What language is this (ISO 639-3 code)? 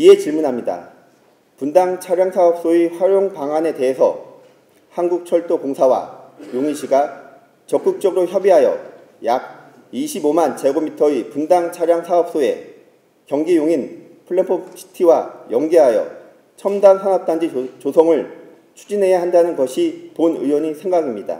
kor